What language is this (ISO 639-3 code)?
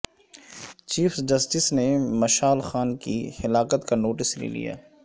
urd